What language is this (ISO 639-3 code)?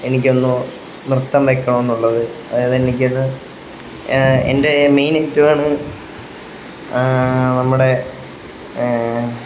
mal